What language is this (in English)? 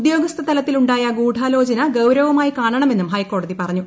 Malayalam